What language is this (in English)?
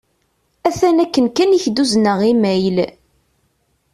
Kabyle